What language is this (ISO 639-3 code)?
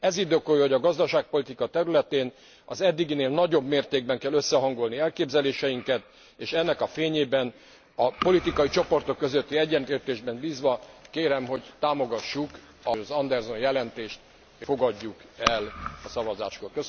hun